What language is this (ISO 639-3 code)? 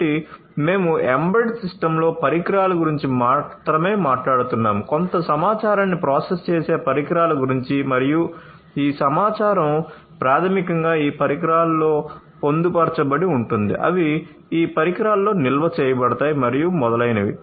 tel